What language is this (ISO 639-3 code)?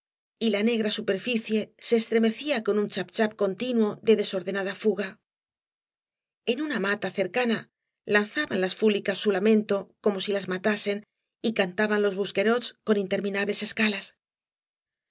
spa